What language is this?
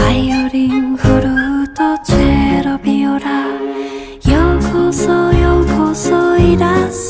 Korean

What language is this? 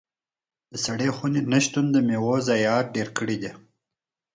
Pashto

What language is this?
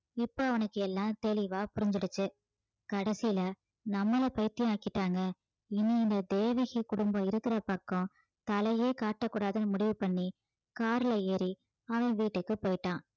Tamil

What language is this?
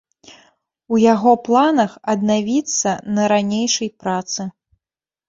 Belarusian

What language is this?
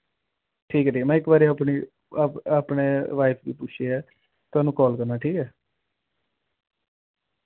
Dogri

